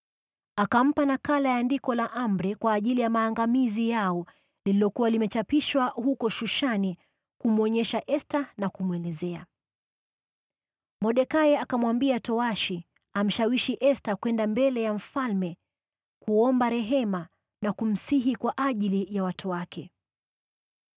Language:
Swahili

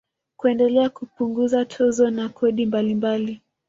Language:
Swahili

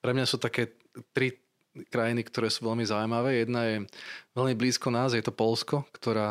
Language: Slovak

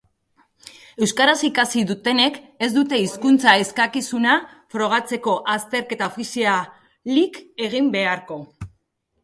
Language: Basque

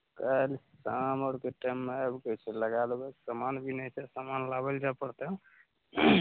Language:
Maithili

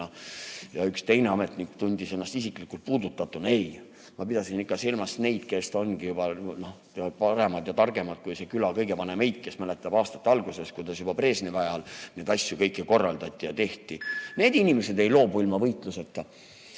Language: Estonian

